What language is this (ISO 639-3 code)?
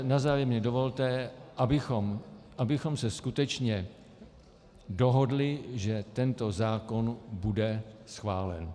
ces